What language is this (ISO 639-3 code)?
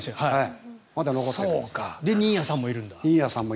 jpn